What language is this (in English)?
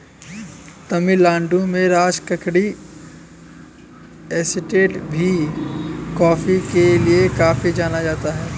Hindi